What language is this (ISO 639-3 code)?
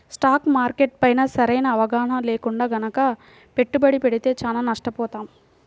tel